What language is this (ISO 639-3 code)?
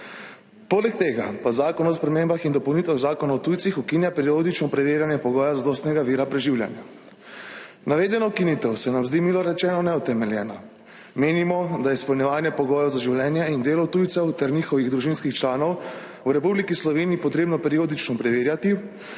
slv